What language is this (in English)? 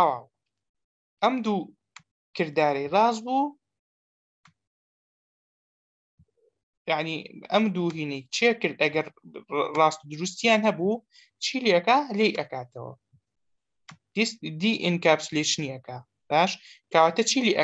Romanian